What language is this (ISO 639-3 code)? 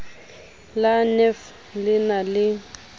sot